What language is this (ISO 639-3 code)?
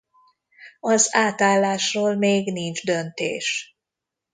hun